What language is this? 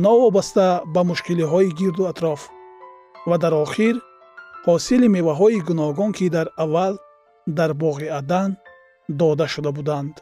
Persian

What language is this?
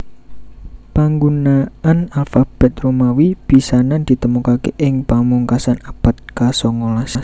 Javanese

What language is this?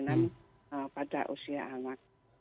Indonesian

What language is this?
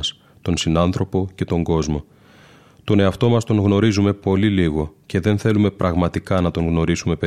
Greek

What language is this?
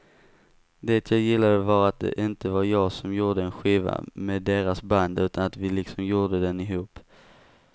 Swedish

